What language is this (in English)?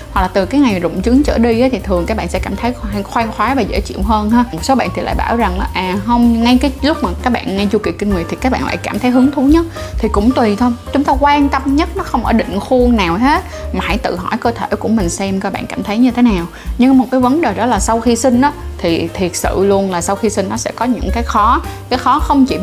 Vietnamese